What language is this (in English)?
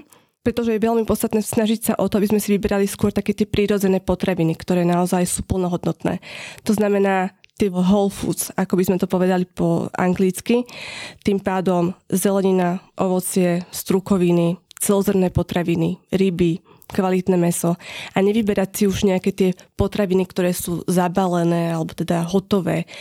Slovak